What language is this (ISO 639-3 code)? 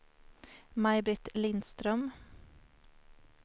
swe